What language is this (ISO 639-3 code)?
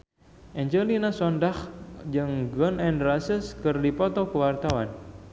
sun